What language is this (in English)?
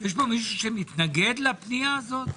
Hebrew